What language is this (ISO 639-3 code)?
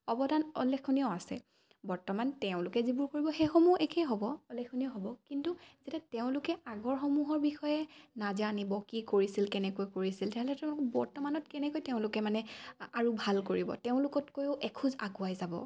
asm